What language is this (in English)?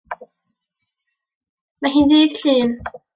Welsh